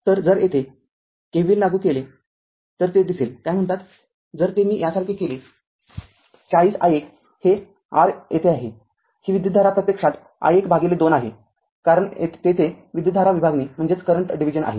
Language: Marathi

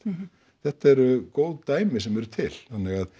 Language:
Icelandic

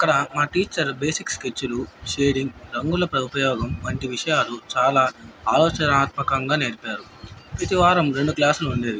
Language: Telugu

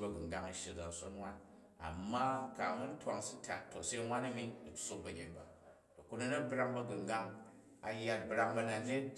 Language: Jju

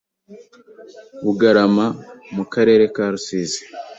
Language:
Kinyarwanda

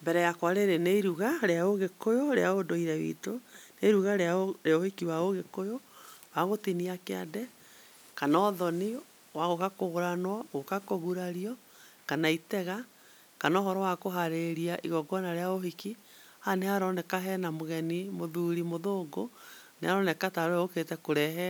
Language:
Kikuyu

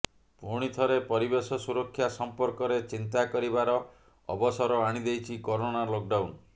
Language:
Odia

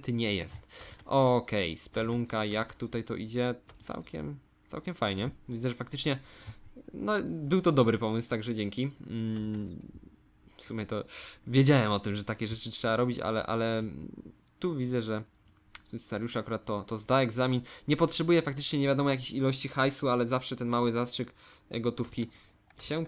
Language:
Polish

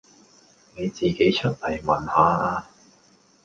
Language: Cantonese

